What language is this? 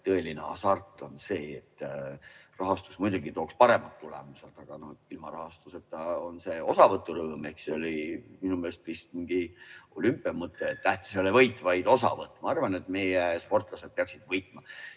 Estonian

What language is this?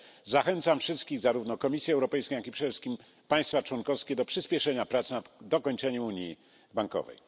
Polish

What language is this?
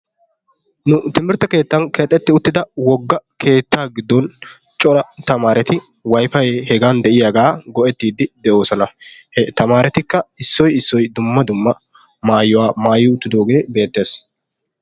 Wolaytta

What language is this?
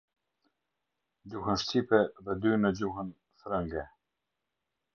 Albanian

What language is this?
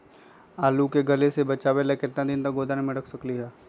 Magahi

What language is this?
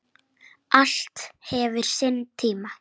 Icelandic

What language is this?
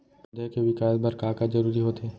Chhattisgarhi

